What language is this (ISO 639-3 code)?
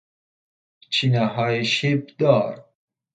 fas